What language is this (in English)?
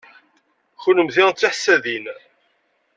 Kabyle